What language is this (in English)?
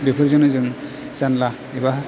Bodo